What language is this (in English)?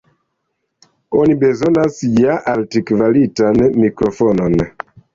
Esperanto